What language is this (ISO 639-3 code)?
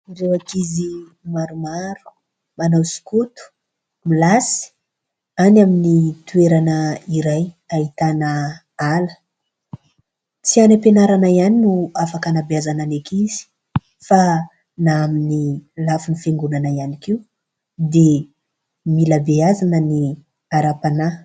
mlg